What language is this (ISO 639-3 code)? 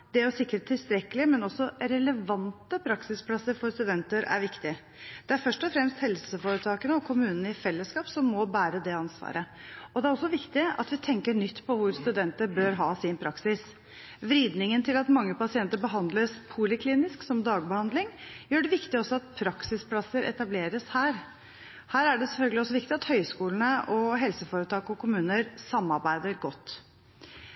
nob